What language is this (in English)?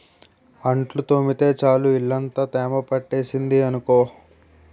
Telugu